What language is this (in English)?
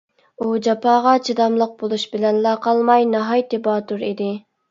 Uyghur